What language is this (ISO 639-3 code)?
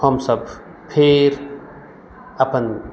mai